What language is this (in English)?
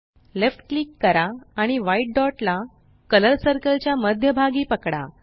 Marathi